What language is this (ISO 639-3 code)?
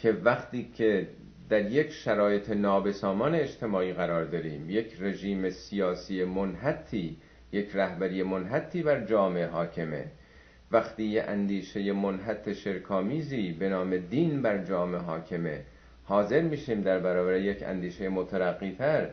fas